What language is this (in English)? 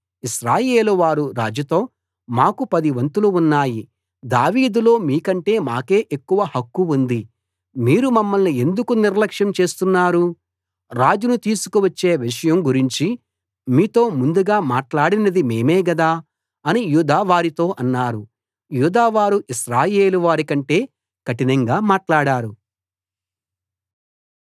Telugu